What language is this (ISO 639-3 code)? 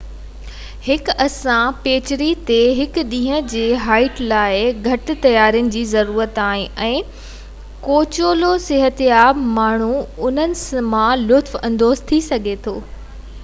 snd